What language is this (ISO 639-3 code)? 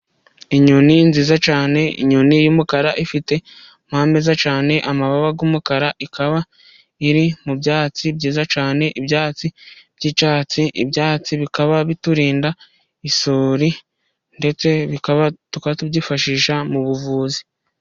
kin